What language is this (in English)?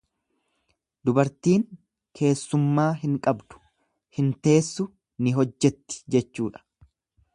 Oromo